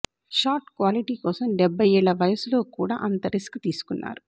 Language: Telugu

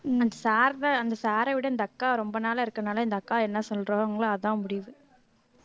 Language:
Tamil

